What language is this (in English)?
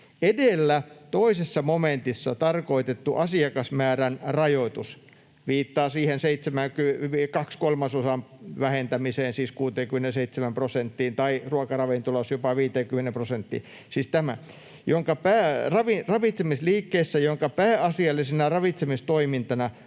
Finnish